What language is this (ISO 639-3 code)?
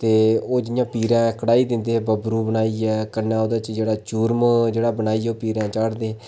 doi